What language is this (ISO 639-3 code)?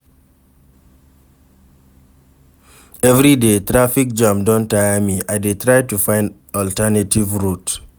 pcm